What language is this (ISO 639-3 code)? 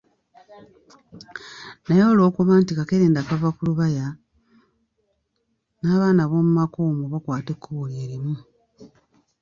lug